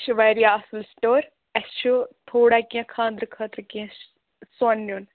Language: Kashmiri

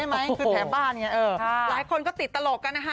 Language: Thai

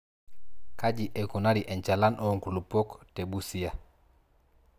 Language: Masai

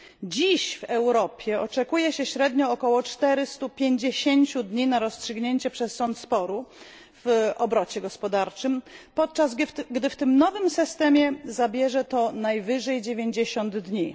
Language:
Polish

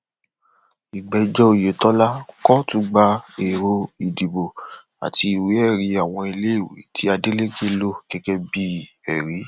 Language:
Yoruba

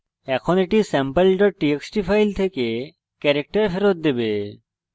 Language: Bangla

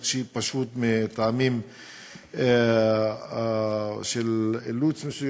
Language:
Hebrew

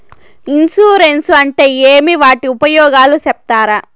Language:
Telugu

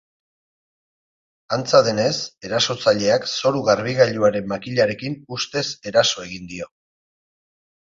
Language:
Basque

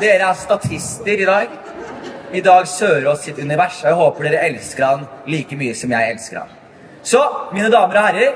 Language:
Norwegian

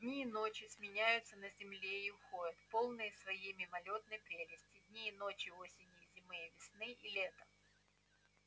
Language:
Russian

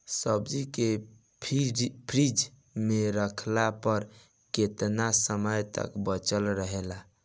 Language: Bhojpuri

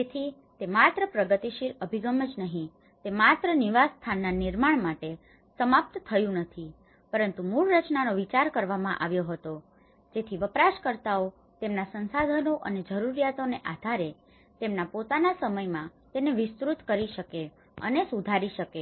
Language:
Gujarati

